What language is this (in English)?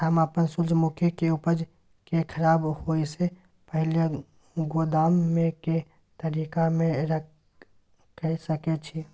Maithili